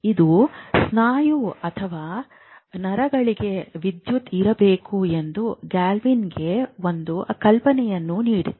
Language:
Kannada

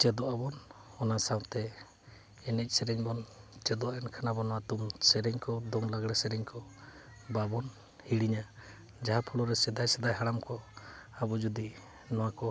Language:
Santali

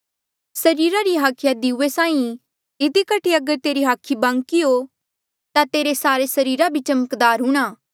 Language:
Mandeali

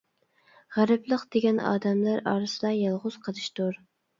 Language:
Uyghur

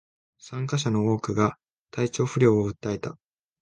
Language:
Japanese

